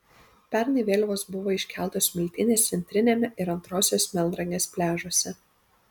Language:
Lithuanian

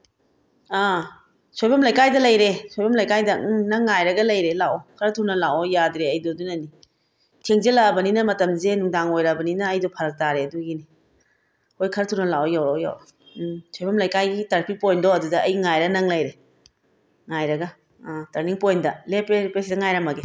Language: Manipuri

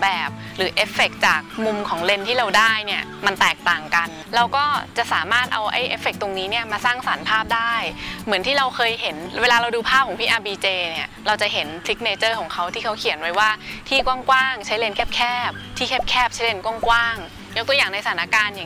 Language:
Thai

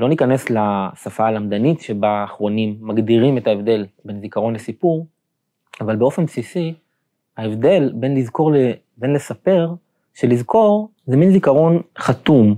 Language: Hebrew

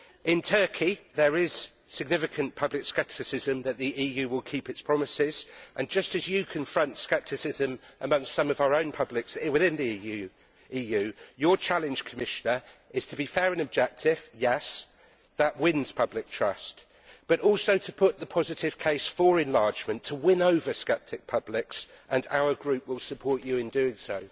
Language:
English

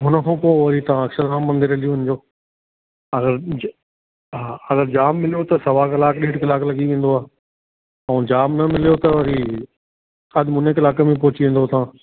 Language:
Sindhi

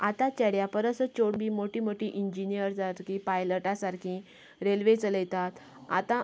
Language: Konkani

